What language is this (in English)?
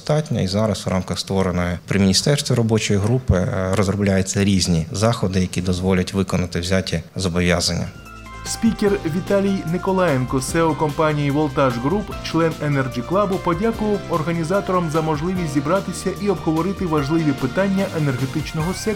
Ukrainian